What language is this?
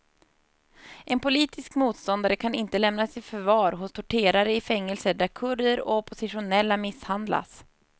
Swedish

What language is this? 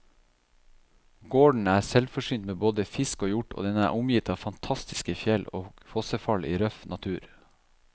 Norwegian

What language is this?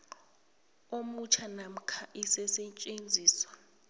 South Ndebele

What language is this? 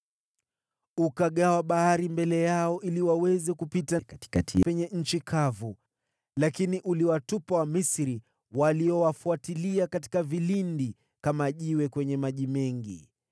Swahili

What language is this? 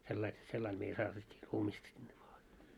Finnish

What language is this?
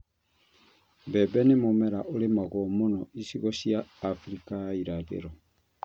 Kikuyu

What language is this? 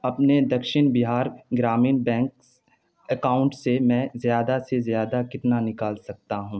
Urdu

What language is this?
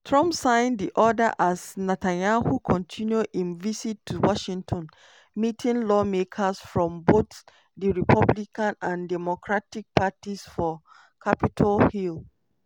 Nigerian Pidgin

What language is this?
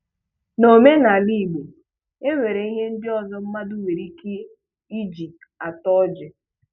Igbo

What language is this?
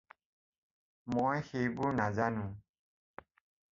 Assamese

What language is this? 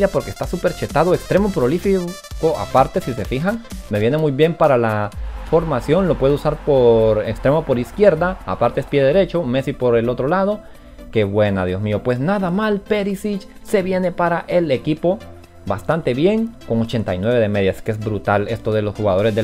Spanish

